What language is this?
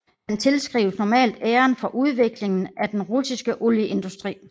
Danish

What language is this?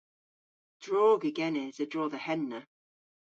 Cornish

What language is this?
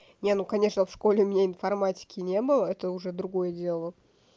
Russian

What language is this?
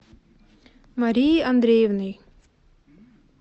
Russian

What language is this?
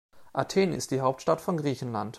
German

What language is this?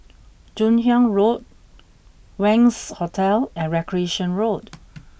English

